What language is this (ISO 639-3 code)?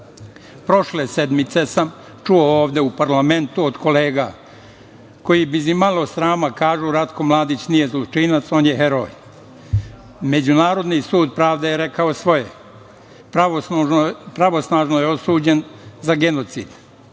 srp